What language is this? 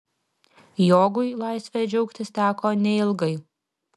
Lithuanian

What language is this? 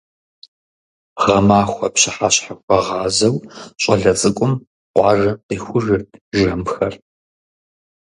Kabardian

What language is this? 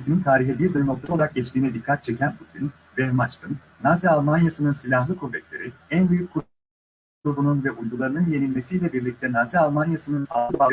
Turkish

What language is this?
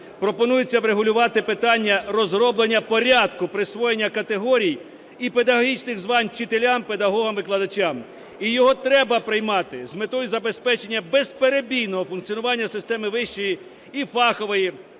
Ukrainian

